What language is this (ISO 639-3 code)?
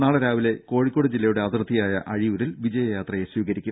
mal